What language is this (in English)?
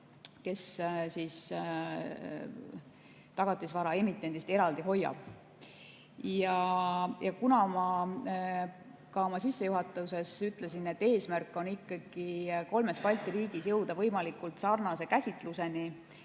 Estonian